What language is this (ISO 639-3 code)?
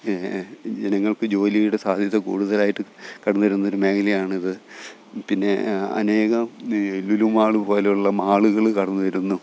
mal